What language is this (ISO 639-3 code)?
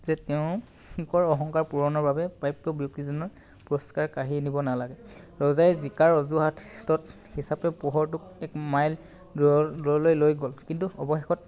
asm